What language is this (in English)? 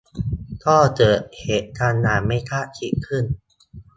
Thai